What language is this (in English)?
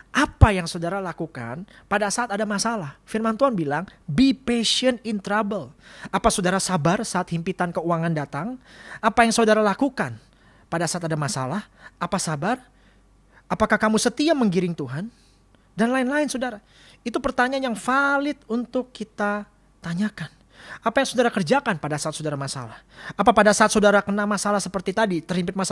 Indonesian